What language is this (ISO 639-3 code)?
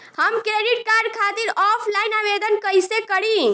bho